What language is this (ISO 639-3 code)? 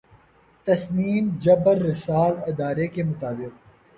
urd